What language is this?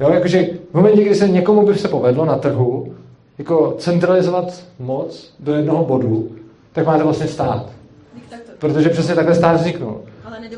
Czech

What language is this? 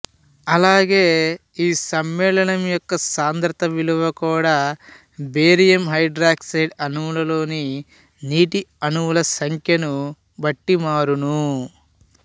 Telugu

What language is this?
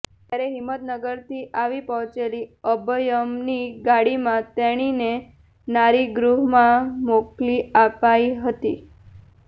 Gujarati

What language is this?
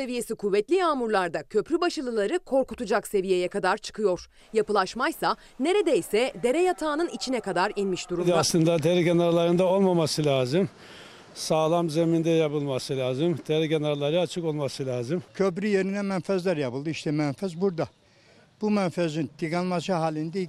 Turkish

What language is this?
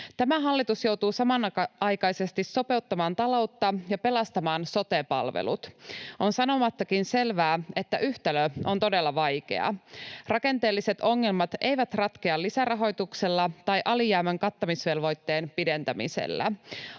Finnish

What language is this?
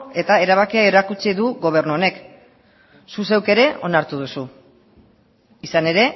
Basque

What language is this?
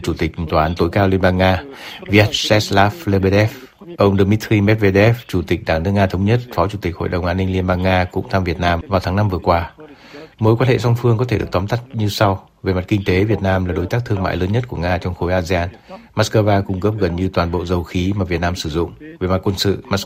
Vietnamese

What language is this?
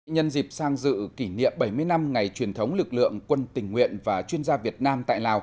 Vietnamese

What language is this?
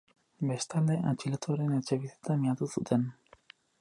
Basque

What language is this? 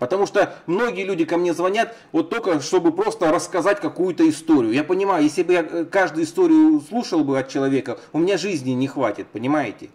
Russian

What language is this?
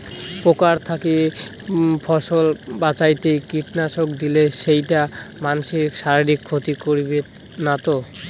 Bangla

